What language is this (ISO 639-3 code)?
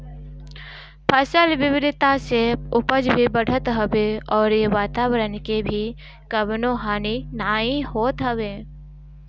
bho